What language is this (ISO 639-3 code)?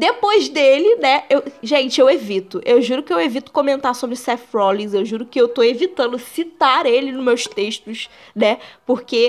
por